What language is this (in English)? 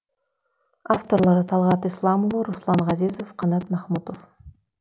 Kazakh